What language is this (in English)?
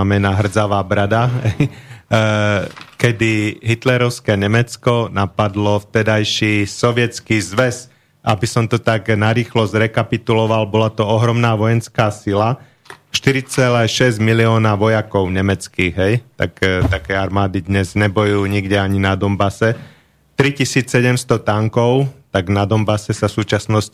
Slovak